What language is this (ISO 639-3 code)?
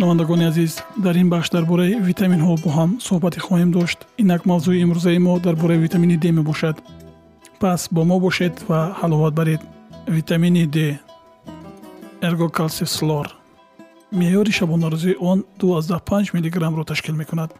fas